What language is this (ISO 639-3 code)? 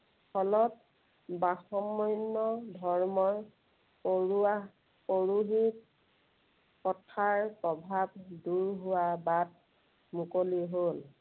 asm